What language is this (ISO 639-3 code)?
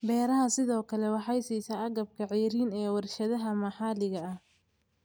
som